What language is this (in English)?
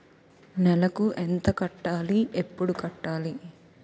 Telugu